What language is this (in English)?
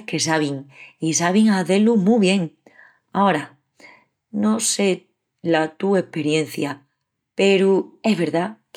Extremaduran